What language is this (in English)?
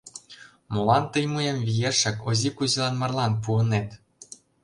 Mari